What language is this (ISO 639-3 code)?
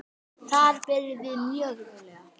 isl